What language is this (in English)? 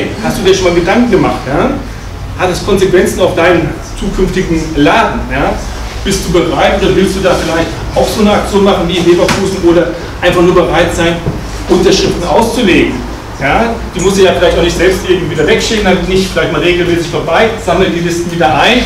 German